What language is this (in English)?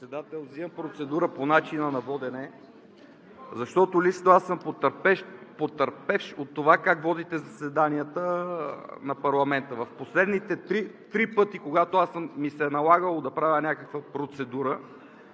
Bulgarian